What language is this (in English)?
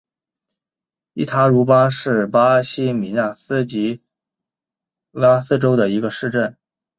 Chinese